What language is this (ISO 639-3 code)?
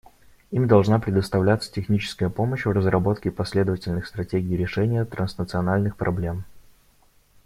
rus